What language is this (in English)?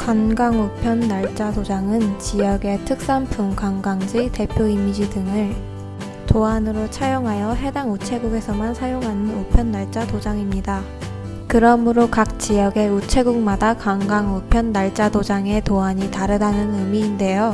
Korean